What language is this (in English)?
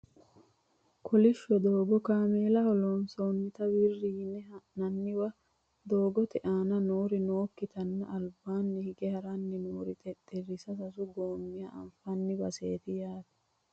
Sidamo